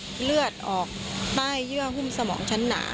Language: Thai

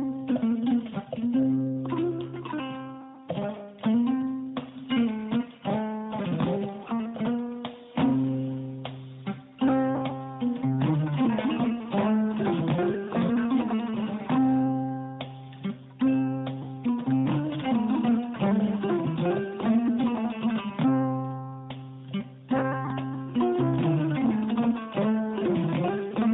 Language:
Fula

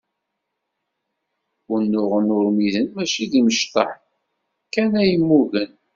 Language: Kabyle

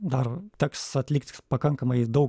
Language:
Lithuanian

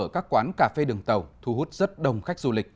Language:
Vietnamese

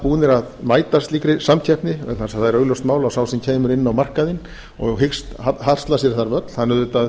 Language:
Icelandic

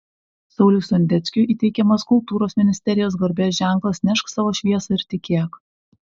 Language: Lithuanian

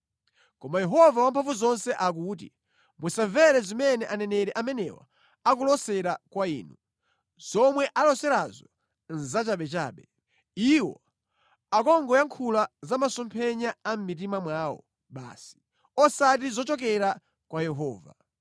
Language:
Nyanja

